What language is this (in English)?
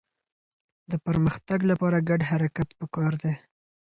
Pashto